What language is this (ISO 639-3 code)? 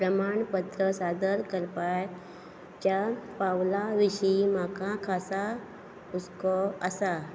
kok